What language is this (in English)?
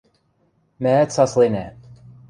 Western Mari